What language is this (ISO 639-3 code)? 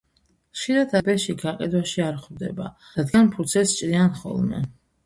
kat